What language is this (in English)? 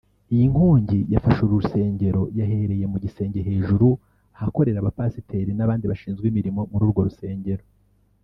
Kinyarwanda